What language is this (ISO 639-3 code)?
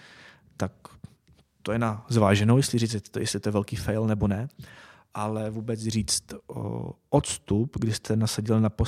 ces